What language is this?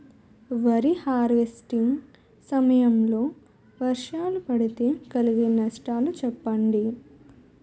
Telugu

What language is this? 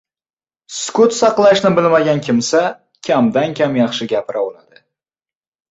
Uzbek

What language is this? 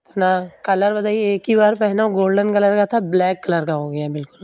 Urdu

